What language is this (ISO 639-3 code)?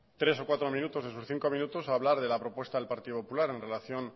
spa